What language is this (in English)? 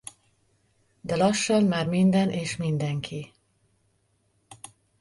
Hungarian